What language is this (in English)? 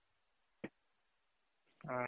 Kannada